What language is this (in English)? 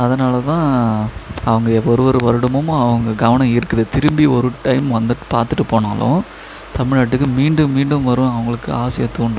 Tamil